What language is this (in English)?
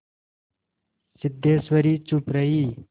Hindi